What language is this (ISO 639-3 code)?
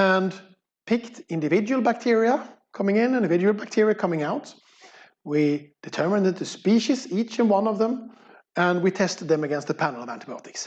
eng